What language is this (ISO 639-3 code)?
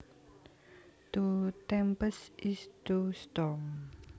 jav